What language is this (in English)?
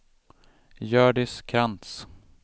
Swedish